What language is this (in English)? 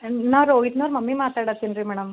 Kannada